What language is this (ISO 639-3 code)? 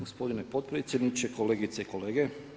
hrv